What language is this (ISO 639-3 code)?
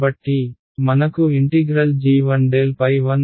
tel